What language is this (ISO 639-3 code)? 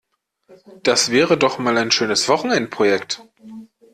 deu